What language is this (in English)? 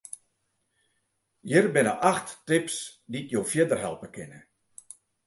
Western Frisian